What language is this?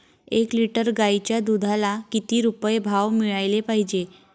Marathi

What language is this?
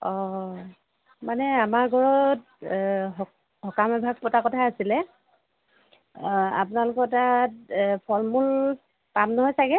Assamese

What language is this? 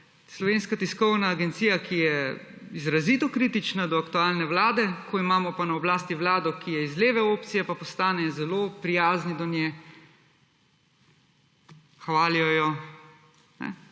Slovenian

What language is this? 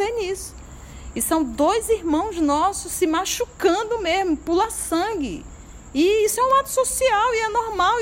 Portuguese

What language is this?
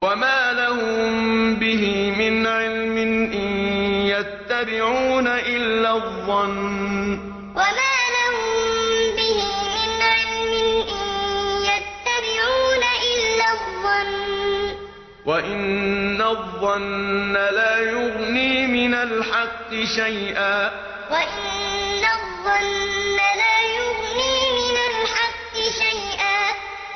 Arabic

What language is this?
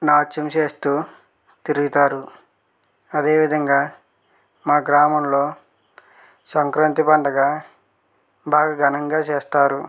Telugu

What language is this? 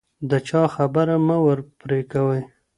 Pashto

